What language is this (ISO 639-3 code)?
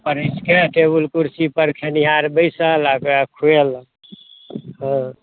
mai